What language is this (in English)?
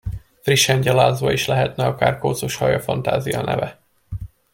Hungarian